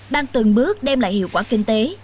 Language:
Vietnamese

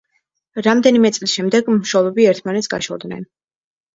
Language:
Georgian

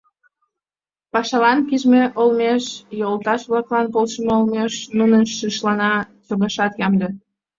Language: Mari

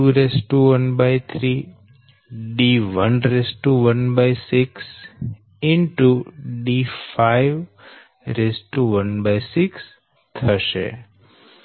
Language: Gujarati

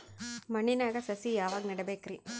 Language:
Kannada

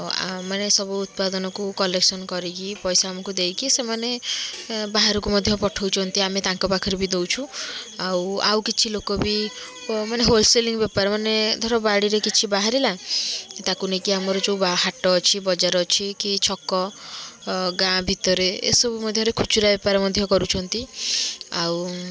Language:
Odia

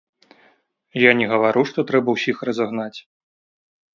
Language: Belarusian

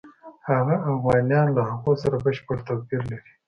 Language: Pashto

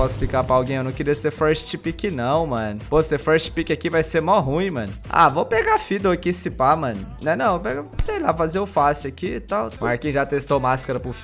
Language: Portuguese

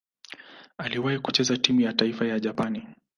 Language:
Swahili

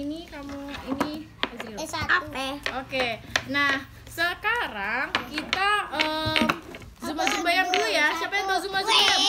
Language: Indonesian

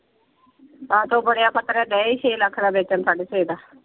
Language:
Punjabi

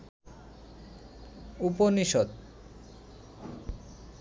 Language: Bangla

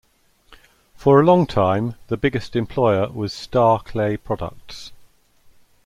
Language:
English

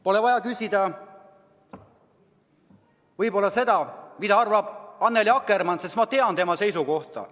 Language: Estonian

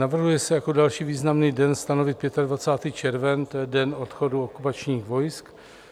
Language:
Czech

